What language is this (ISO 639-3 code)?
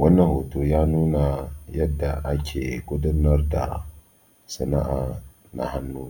hau